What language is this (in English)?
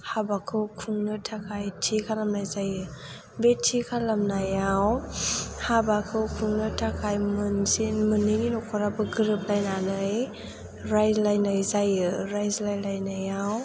Bodo